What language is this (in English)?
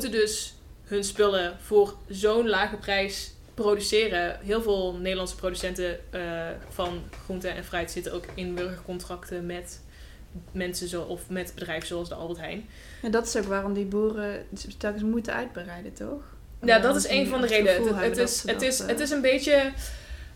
Dutch